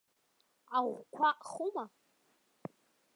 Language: Abkhazian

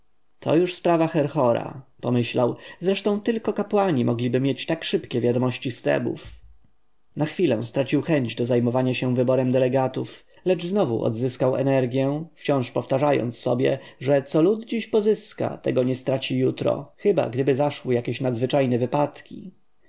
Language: Polish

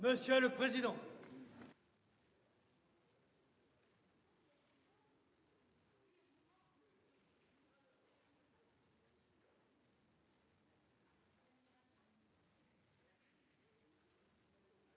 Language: French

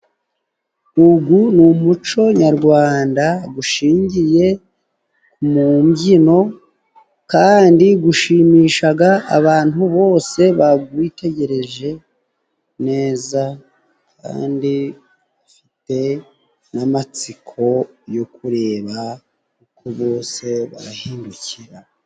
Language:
Kinyarwanda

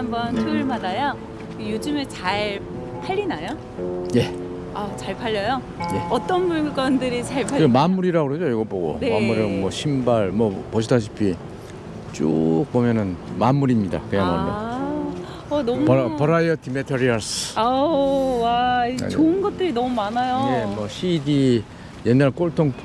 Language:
Korean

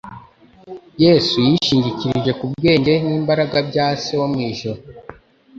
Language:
Kinyarwanda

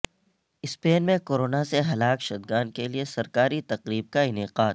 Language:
Urdu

